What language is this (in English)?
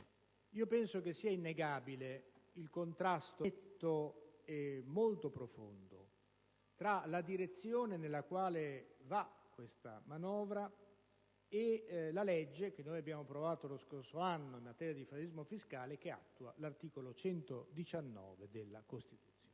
Italian